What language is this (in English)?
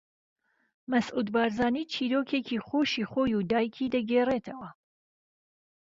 Central Kurdish